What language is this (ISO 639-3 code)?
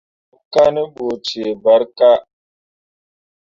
mua